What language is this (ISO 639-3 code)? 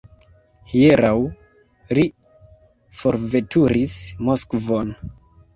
epo